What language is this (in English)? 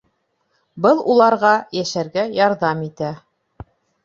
Bashkir